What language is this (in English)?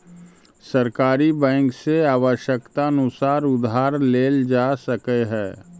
Magahi